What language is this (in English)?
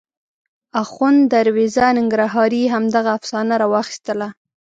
Pashto